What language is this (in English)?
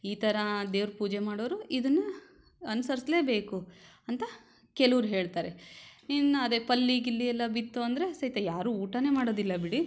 Kannada